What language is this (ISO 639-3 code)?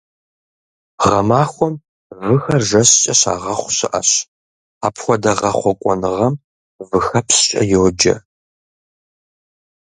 kbd